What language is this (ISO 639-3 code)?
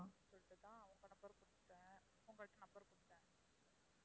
tam